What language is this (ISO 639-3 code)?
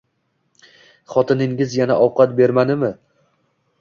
uzb